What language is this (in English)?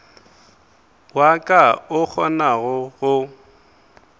Northern Sotho